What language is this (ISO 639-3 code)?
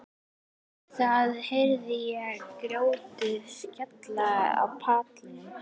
isl